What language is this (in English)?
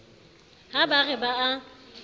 Southern Sotho